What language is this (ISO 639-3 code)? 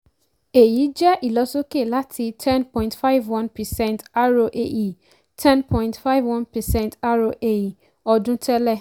yor